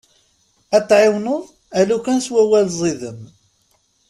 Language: Kabyle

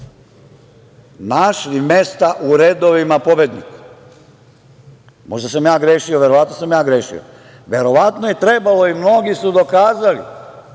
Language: Serbian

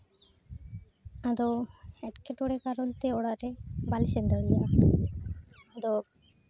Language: Santali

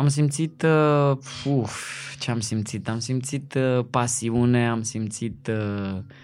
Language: Romanian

